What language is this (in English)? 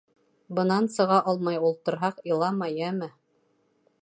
Bashkir